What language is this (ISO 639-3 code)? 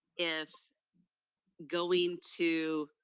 eng